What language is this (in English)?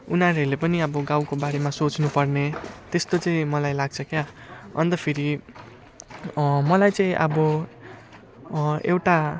Nepali